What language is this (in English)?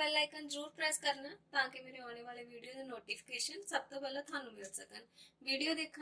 Hindi